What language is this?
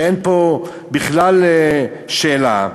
Hebrew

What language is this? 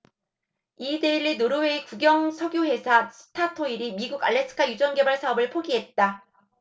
Korean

